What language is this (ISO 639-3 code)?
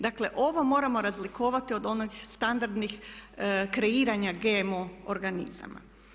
hrv